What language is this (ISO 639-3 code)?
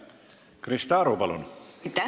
est